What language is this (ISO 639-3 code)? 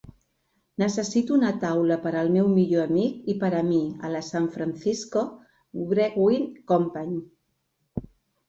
cat